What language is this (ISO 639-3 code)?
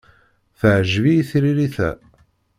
kab